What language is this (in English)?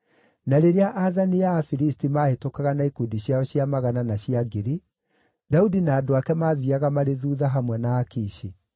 Kikuyu